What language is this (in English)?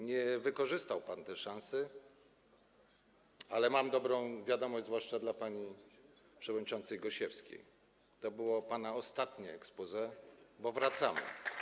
Polish